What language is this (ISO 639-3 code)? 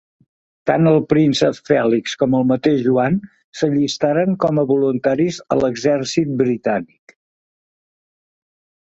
cat